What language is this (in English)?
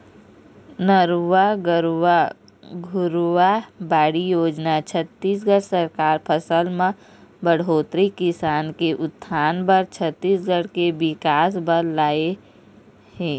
Chhattisgarhi